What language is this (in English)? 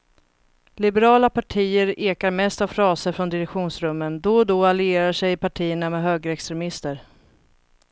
Swedish